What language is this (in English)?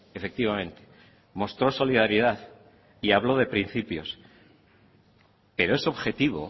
Spanish